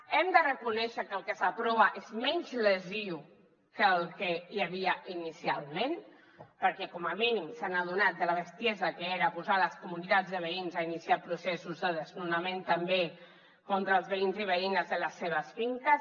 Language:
Catalan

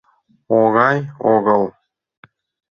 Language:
Mari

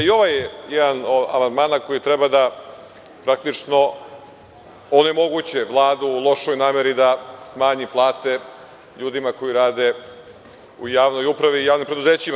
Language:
Serbian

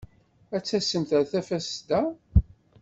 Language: Kabyle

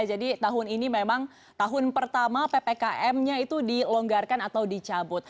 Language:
Indonesian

